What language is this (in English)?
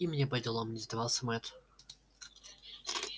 Russian